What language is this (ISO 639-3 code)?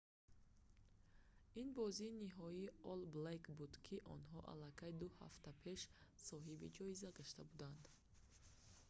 tgk